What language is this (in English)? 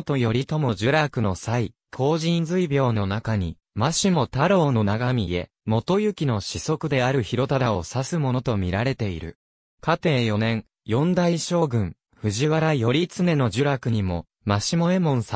Japanese